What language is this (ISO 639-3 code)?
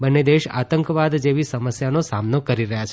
guj